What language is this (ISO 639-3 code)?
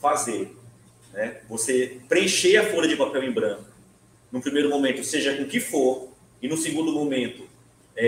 por